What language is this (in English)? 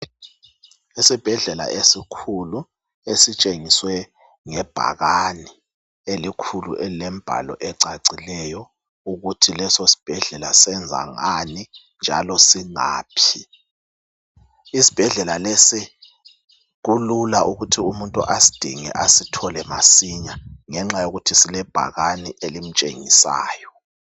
North Ndebele